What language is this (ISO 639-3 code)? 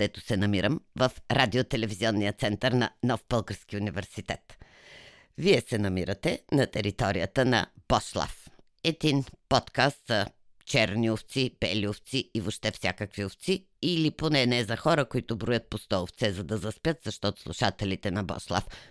bul